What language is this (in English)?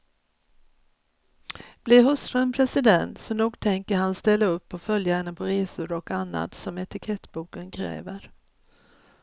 Swedish